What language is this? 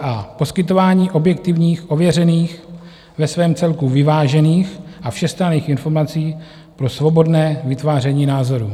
Czech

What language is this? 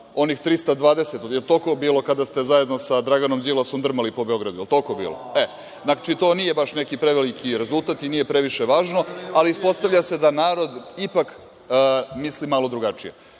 Serbian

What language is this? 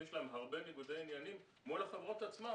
Hebrew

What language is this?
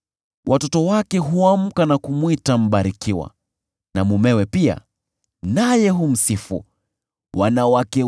Swahili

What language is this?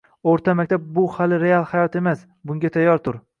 Uzbek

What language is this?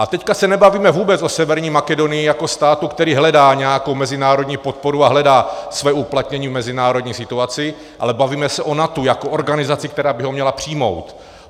Czech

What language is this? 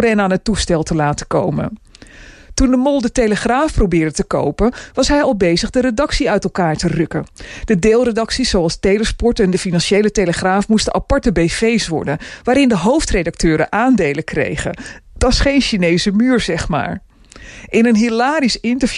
Dutch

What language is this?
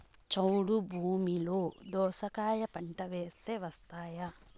Telugu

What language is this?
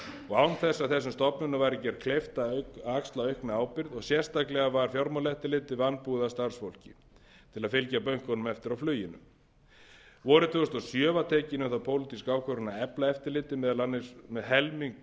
Icelandic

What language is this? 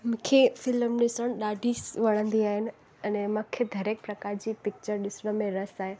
Sindhi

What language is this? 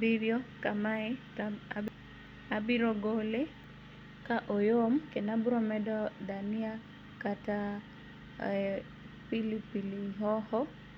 Luo (Kenya and Tanzania)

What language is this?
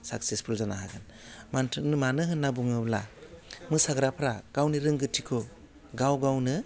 Bodo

